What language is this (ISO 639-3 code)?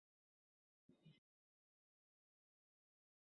ara